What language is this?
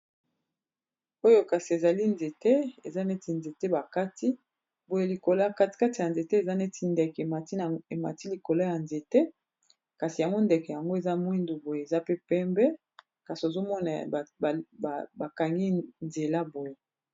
Lingala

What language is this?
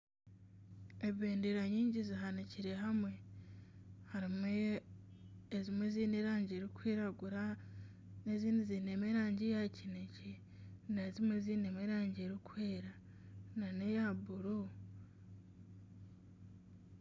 Nyankole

